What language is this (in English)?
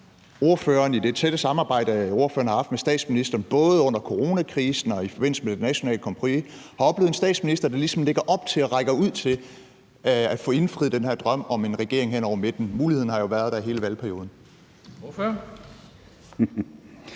Danish